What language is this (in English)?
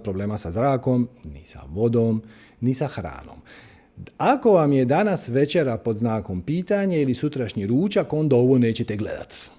Croatian